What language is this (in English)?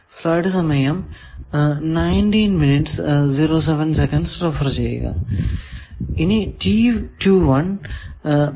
Malayalam